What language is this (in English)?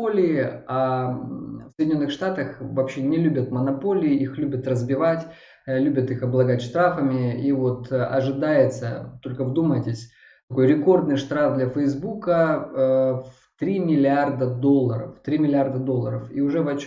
Russian